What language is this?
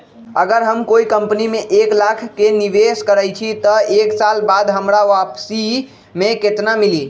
Magahi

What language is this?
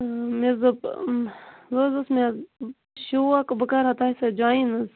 Kashmiri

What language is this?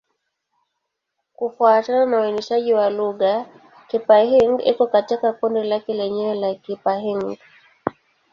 Swahili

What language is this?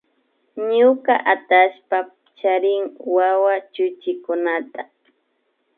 Imbabura Highland Quichua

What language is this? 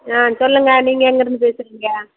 Tamil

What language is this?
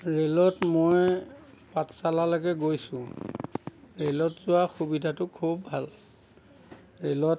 Assamese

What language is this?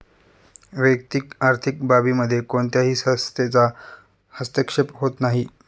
Marathi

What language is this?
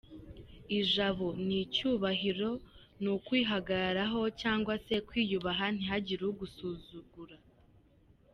Kinyarwanda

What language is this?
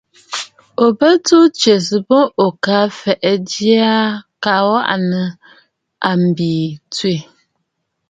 Bafut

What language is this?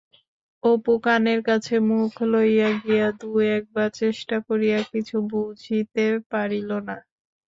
Bangla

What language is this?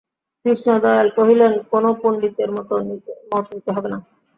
Bangla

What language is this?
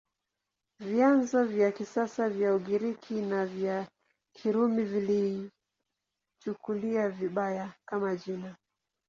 Swahili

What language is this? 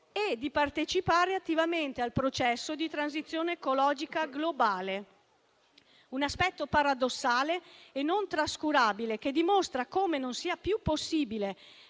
Italian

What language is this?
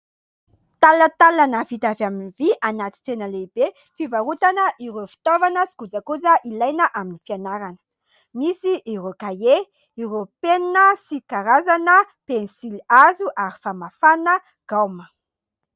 Malagasy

